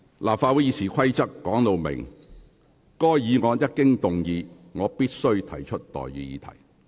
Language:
Cantonese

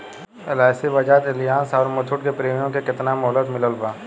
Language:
Bhojpuri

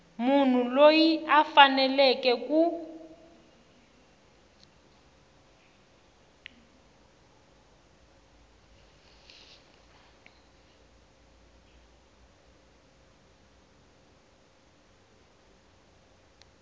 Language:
Tsonga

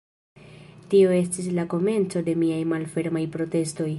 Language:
Esperanto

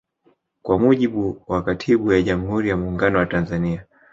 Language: Swahili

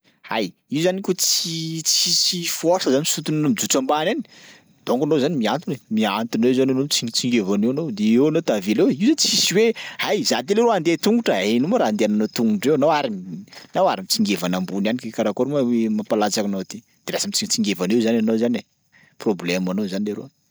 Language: Sakalava Malagasy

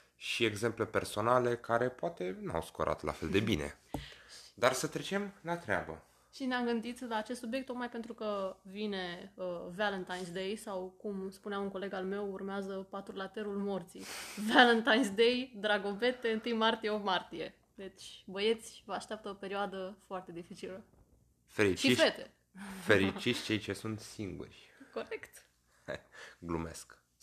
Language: Romanian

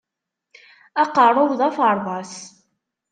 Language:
Kabyle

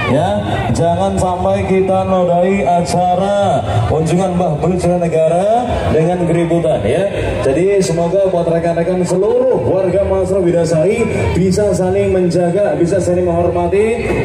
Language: Indonesian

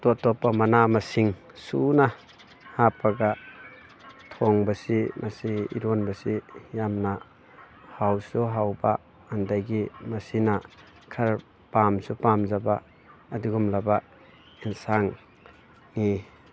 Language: Manipuri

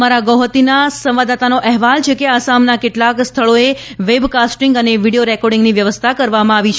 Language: Gujarati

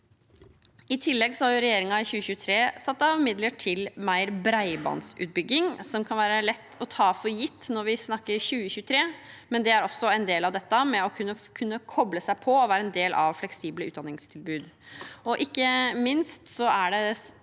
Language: Norwegian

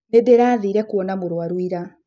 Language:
Kikuyu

